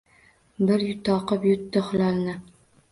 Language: Uzbek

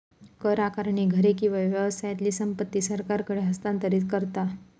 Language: Marathi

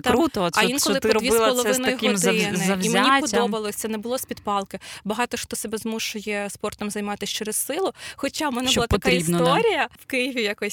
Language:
Ukrainian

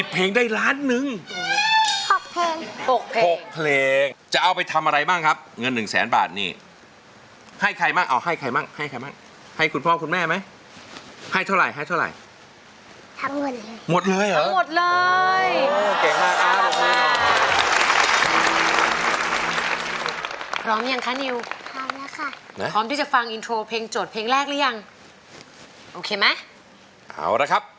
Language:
Thai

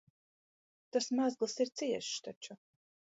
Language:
Latvian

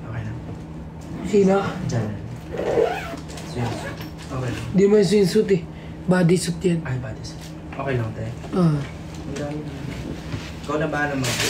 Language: Filipino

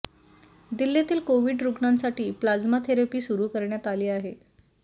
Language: Marathi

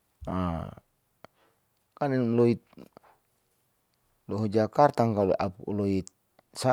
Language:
Saleman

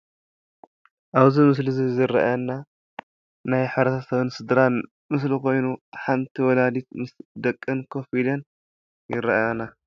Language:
Tigrinya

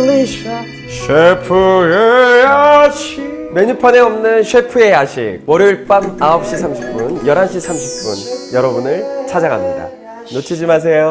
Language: Korean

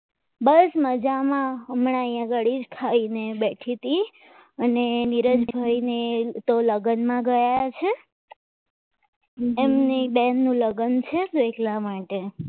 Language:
Gujarati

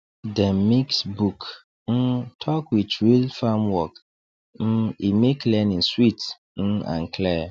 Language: Nigerian Pidgin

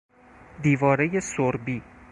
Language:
Persian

